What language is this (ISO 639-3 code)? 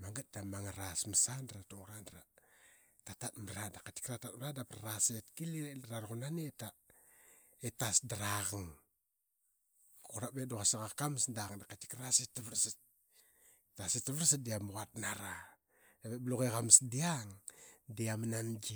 byx